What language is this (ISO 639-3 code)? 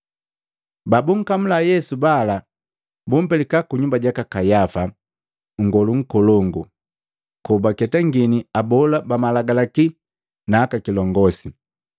mgv